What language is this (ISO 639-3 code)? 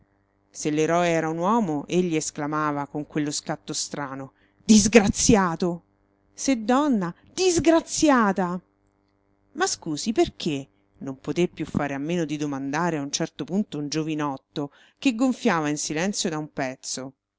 ita